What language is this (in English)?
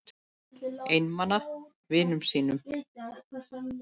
Icelandic